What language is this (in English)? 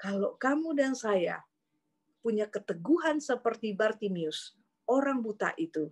Indonesian